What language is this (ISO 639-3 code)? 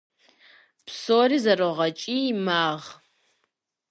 kbd